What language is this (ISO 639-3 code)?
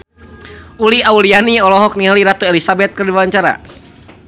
sun